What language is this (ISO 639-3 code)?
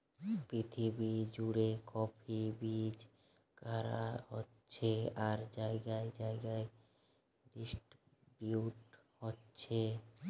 ben